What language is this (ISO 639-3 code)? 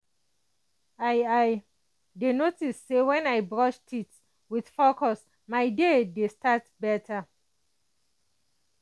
pcm